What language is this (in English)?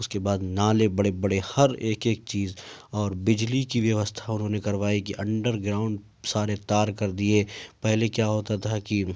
Urdu